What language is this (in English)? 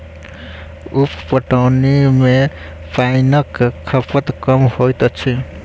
Maithili